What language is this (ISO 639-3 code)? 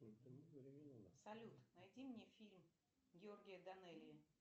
rus